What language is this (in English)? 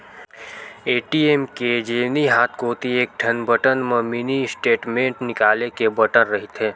Chhattisgarhi